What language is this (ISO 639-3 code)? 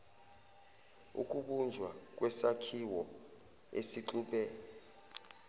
zul